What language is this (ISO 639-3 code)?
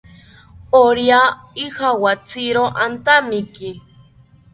cpy